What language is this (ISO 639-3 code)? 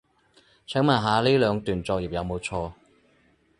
yue